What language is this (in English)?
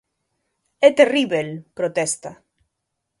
Galician